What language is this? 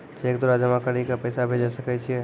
Maithili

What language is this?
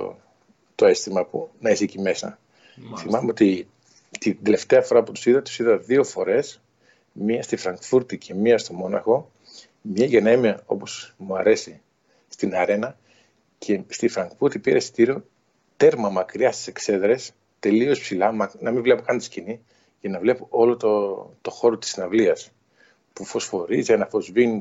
Greek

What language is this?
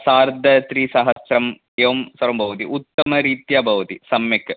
Sanskrit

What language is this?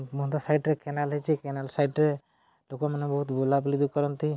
Odia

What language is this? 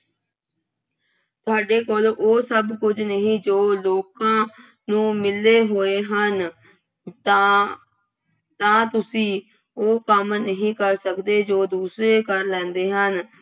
Punjabi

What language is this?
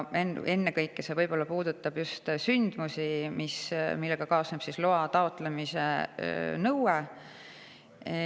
Estonian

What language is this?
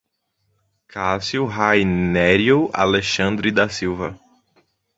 Portuguese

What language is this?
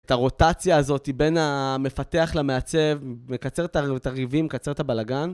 Hebrew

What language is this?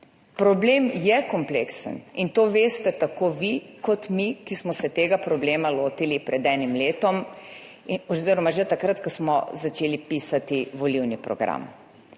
Slovenian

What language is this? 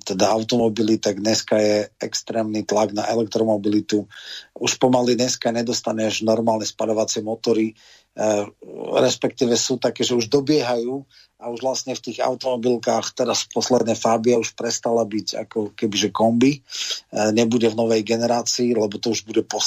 Slovak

